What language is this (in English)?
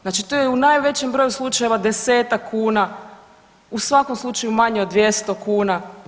Croatian